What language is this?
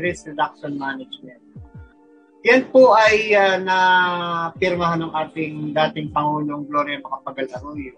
Filipino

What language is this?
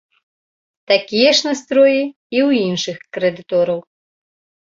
Belarusian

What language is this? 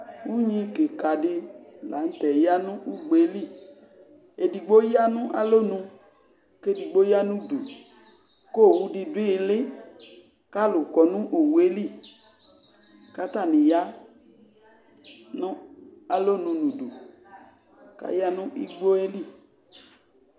Ikposo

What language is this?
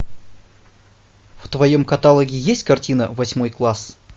Russian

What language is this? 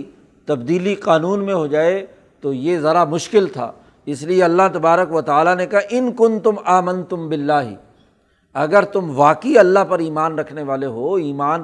Urdu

